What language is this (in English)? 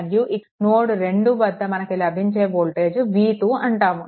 Telugu